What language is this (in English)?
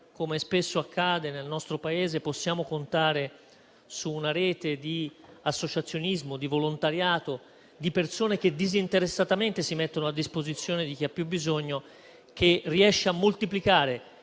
Italian